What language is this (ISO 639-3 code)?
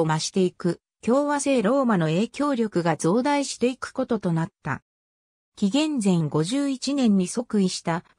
jpn